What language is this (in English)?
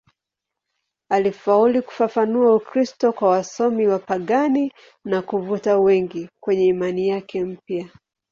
Swahili